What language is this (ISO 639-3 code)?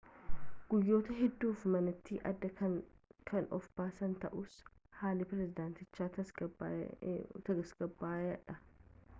orm